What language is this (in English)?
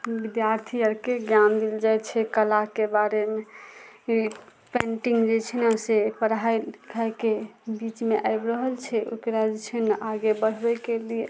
Maithili